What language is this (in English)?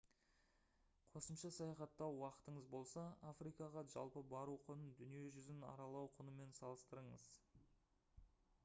Kazakh